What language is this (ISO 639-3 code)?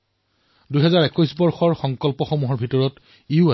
asm